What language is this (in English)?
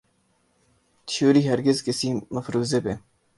Urdu